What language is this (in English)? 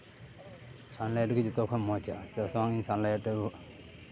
Santali